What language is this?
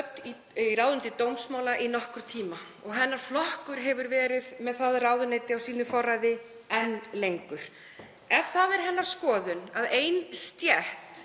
Icelandic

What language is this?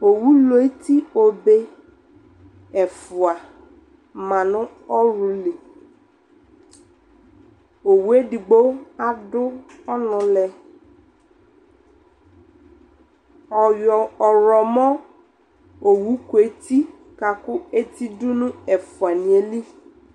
Ikposo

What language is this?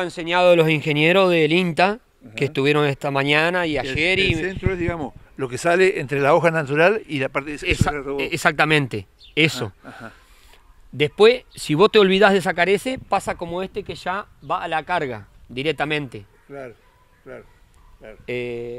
Spanish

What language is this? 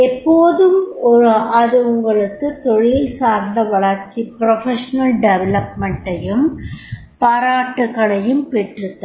Tamil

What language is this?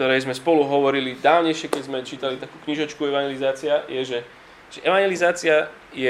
Slovak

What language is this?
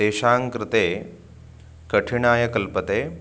Sanskrit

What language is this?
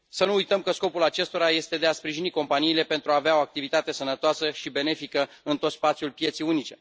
Romanian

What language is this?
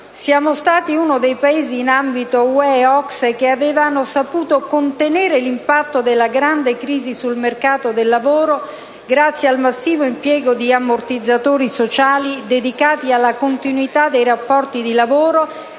Italian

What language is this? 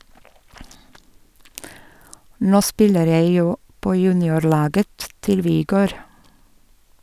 Norwegian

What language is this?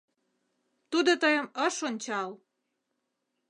Mari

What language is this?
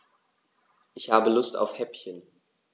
German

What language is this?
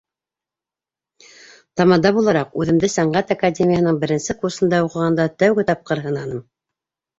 Bashkir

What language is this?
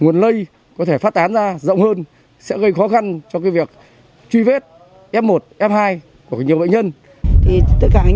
Vietnamese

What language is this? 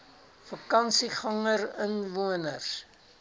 Afrikaans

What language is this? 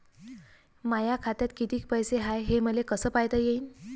Marathi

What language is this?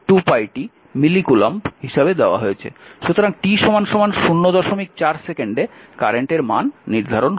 Bangla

